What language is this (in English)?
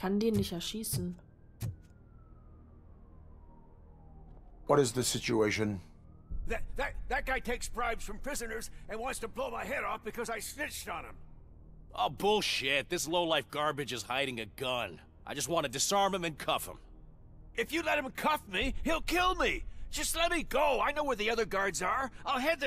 German